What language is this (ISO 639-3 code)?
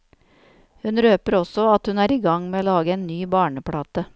nor